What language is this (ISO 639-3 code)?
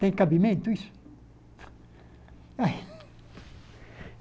por